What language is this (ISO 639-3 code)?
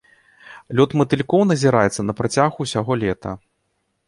bel